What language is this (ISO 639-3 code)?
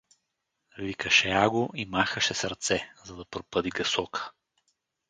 bul